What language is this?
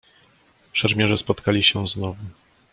Polish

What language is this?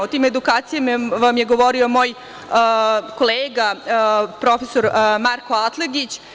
Serbian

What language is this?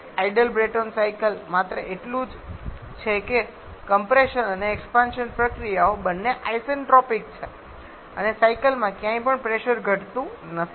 Gujarati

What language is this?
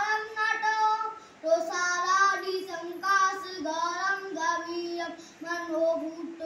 Hindi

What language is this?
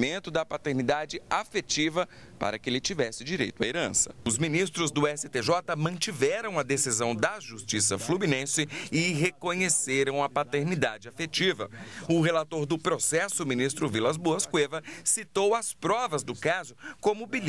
Portuguese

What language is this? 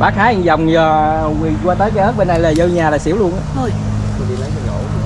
Vietnamese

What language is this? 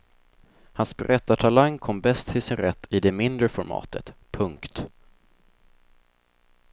Swedish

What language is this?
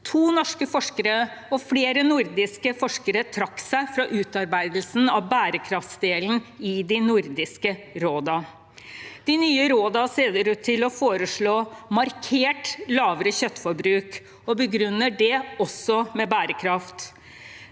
Norwegian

